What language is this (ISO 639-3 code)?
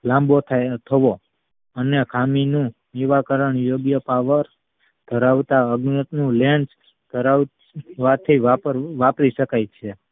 guj